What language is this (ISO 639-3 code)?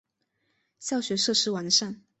zho